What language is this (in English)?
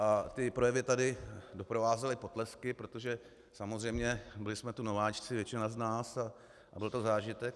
Czech